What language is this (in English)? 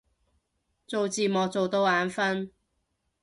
Cantonese